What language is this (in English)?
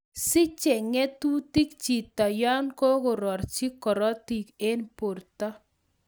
Kalenjin